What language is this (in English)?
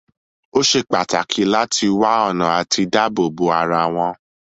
Yoruba